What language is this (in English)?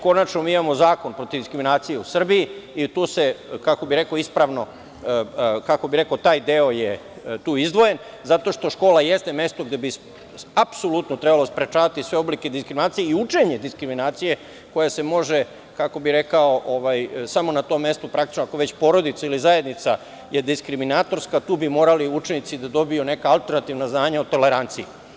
Serbian